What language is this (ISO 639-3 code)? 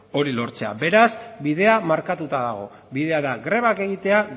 eus